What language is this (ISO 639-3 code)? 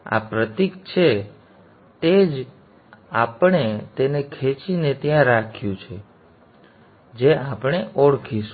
guj